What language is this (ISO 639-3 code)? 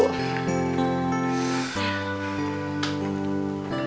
ind